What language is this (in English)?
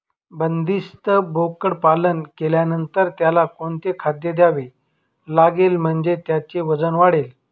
Marathi